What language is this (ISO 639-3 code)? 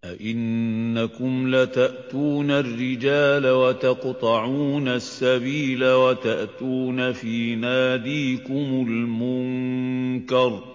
ara